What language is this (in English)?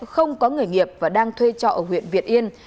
Vietnamese